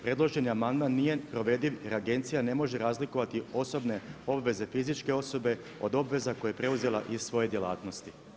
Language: Croatian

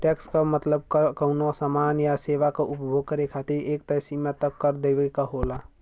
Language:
Bhojpuri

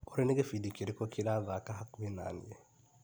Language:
Kikuyu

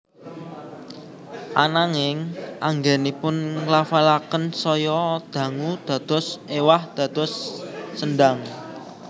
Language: Javanese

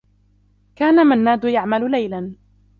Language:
Arabic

